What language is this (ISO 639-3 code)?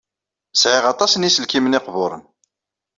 kab